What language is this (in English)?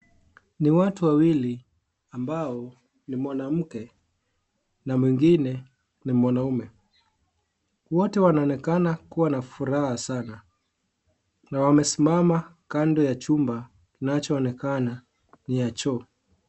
Swahili